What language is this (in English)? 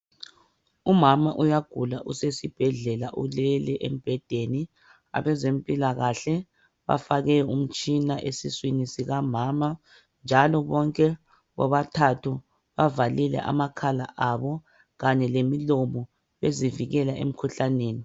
North Ndebele